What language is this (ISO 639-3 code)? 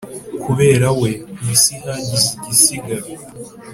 kin